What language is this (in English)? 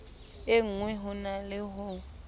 Southern Sotho